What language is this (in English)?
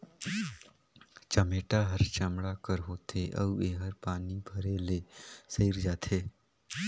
Chhattisgarhi